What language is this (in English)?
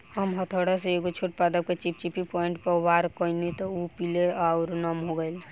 Bhojpuri